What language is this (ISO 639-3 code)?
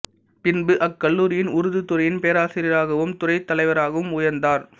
tam